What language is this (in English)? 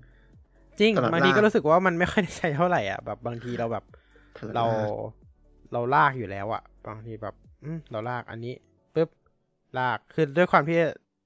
Thai